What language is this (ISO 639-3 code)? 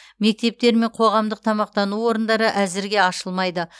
kaz